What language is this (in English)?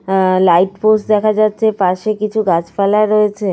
Bangla